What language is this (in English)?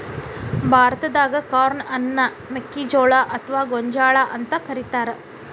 Kannada